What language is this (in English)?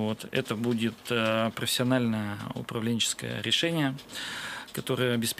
Russian